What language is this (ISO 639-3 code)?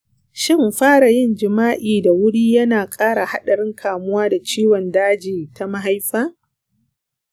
hau